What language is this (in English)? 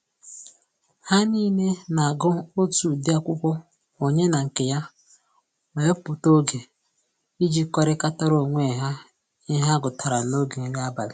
Igbo